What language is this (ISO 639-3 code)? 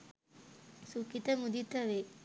sin